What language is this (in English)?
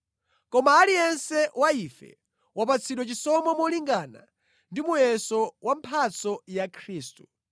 Nyanja